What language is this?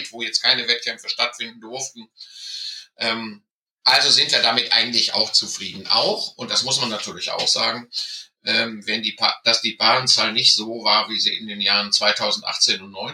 German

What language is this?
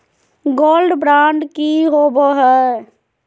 Magahi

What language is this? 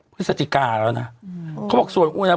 Thai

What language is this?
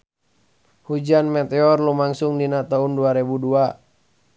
Sundanese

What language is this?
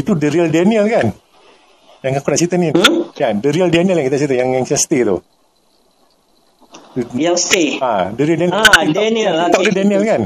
Malay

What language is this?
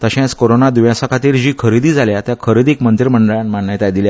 Konkani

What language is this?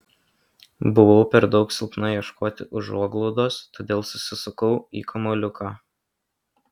Lithuanian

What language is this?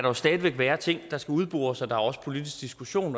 Danish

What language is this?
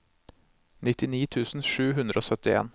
Norwegian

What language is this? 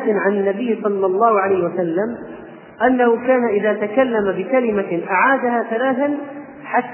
Arabic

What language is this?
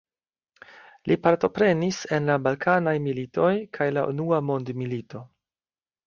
Esperanto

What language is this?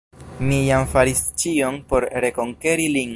Esperanto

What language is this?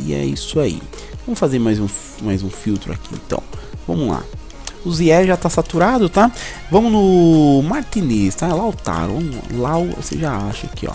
Portuguese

